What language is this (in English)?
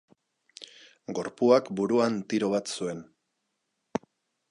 Basque